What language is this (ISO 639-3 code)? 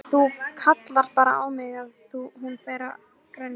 isl